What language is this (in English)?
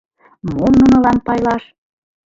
Mari